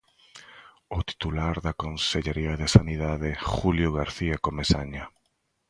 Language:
Galician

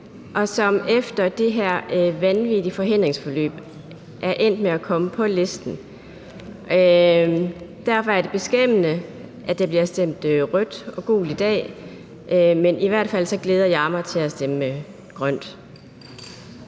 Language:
Danish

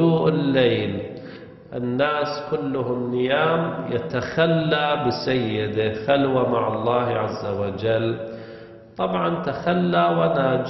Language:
Arabic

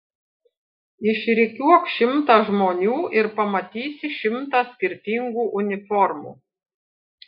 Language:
Lithuanian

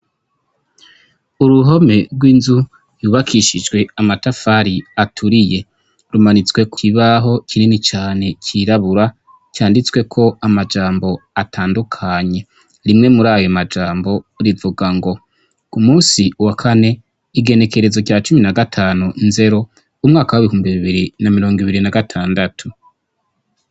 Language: Rundi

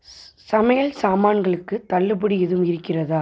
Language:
Tamil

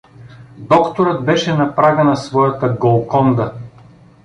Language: Bulgarian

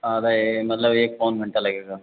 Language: Hindi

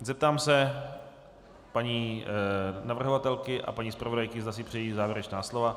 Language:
Czech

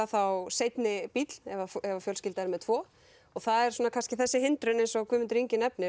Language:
Icelandic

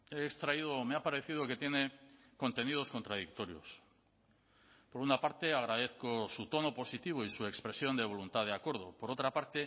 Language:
Spanish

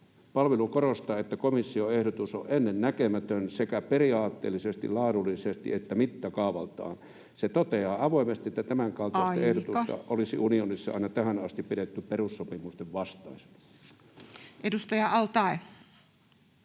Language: Finnish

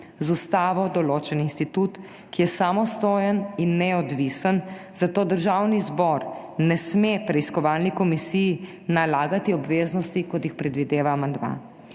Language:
Slovenian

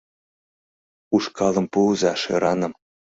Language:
Mari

